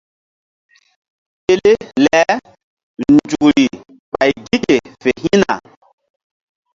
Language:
Mbum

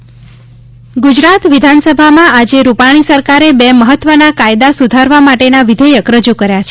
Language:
Gujarati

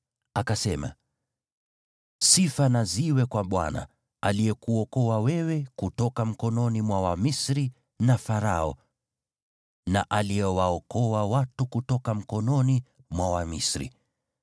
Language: Swahili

